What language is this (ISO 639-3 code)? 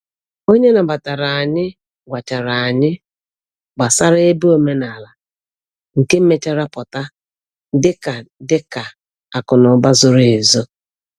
ibo